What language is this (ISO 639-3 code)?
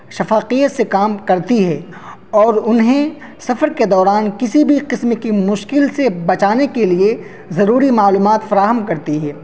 urd